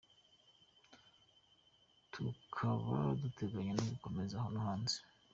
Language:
Kinyarwanda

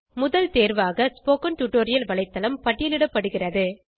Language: Tamil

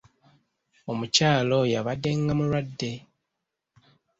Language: Ganda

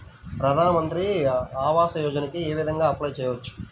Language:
Telugu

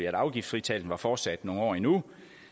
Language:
Danish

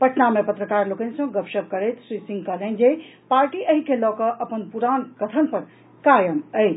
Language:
Maithili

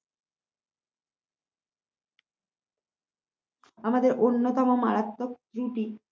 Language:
Bangla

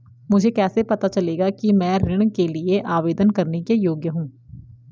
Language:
Hindi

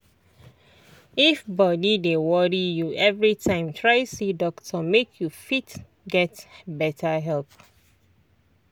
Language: Nigerian Pidgin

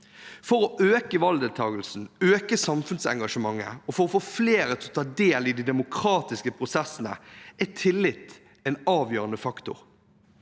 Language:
Norwegian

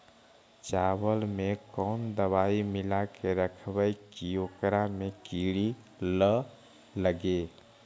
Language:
Magahi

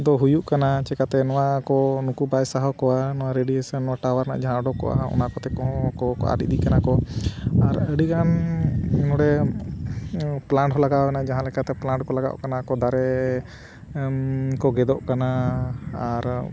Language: Santali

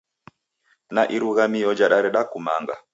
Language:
Taita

